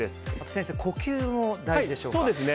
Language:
Japanese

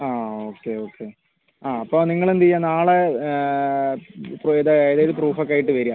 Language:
Malayalam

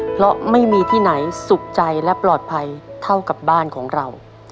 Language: Thai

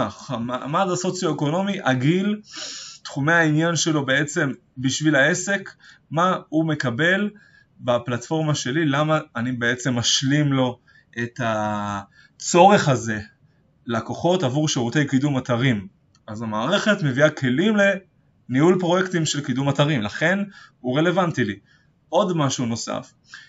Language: Hebrew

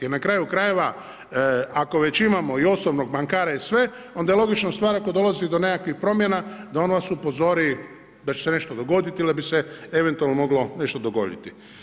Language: Croatian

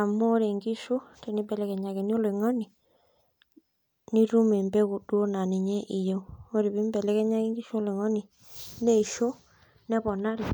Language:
Masai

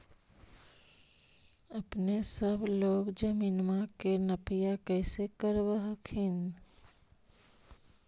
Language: Magahi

